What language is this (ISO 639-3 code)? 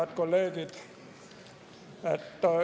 est